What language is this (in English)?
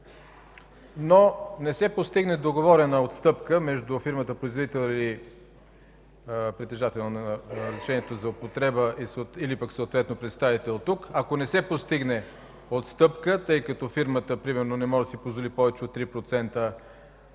Bulgarian